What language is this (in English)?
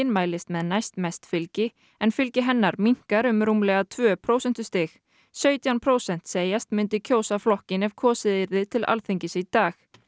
Icelandic